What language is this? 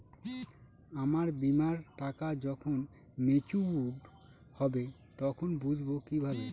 Bangla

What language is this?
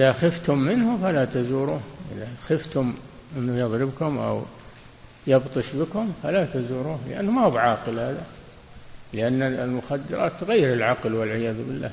Arabic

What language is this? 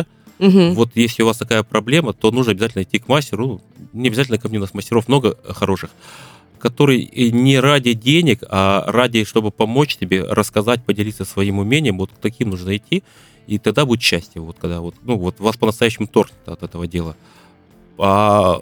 Russian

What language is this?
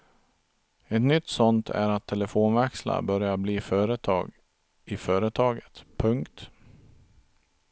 Swedish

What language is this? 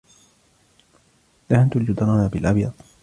Arabic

